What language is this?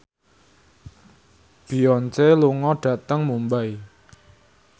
Javanese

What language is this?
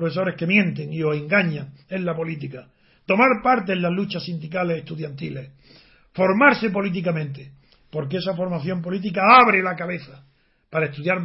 Spanish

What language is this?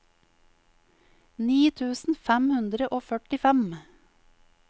Norwegian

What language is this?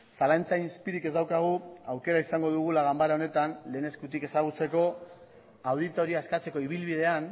Basque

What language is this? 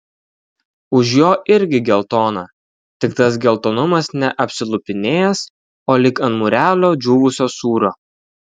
Lithuanian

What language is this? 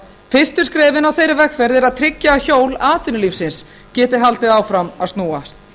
Icelandic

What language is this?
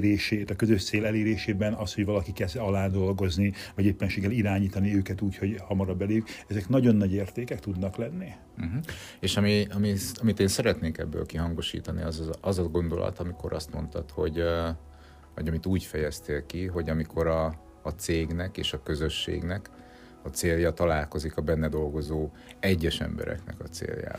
Hungarian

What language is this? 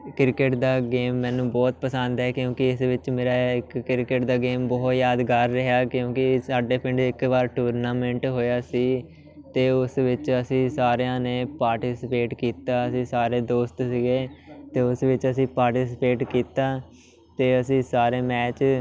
Punjabi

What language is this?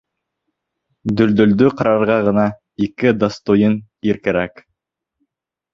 Bashkir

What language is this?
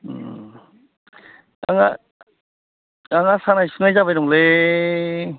Bodo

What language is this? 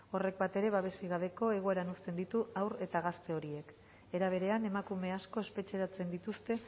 Basque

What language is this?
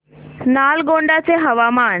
Marathi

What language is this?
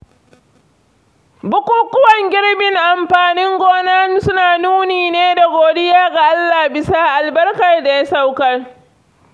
Hausa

